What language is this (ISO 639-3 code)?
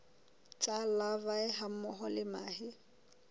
sot